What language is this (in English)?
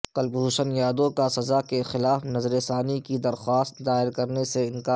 Urdu